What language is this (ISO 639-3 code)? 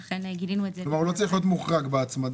heb